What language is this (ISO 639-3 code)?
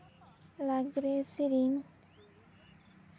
sat